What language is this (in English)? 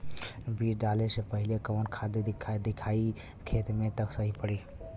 Bhojpuri